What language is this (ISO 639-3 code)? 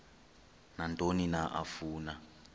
xho